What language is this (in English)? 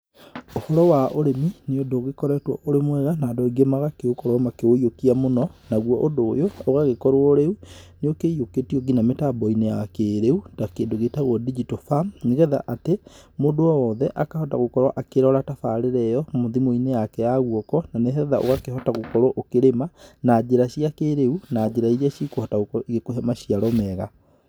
Kikuyu